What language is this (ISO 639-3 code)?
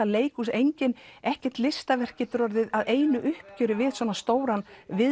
isl